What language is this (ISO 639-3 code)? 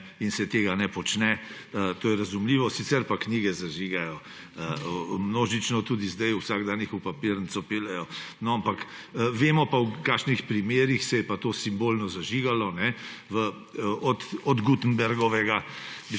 slv